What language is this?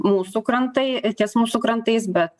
Lithuanian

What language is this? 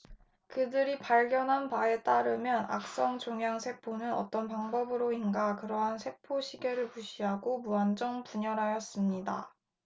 Korean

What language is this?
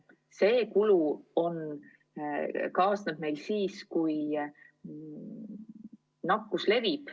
Estonian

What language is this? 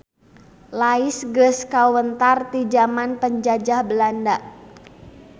Sundanese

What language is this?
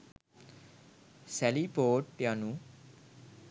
Sinhala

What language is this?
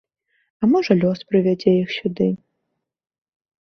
Belarusian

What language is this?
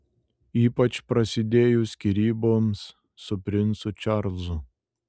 Lithuanian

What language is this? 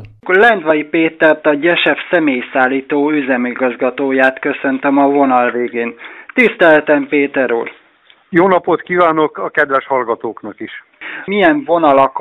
Hungarian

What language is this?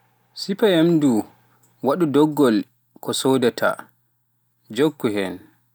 Pular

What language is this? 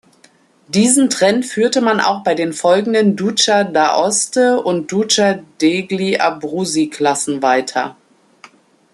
German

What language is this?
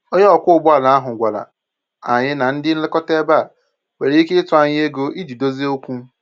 Igbo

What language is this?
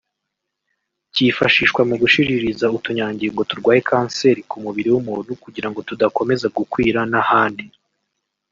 Kinyarwanda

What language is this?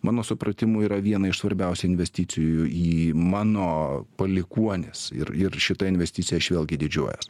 Lithuanian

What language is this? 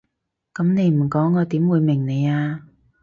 Cantonese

